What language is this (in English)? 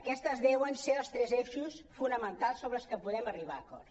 Catalan